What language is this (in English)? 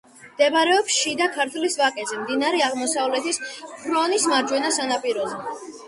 Georgian